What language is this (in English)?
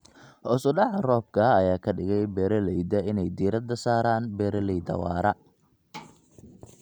Somali